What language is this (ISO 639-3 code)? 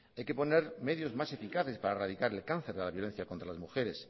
spa